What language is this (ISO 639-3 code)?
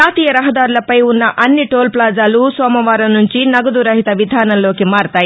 tel